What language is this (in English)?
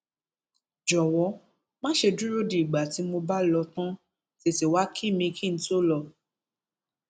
Yoruba